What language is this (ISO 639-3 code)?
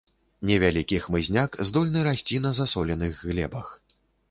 bel